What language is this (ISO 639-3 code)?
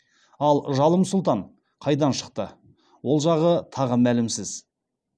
kaz